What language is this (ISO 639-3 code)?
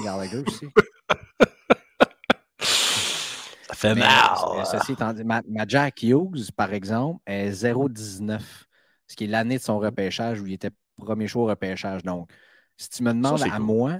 fra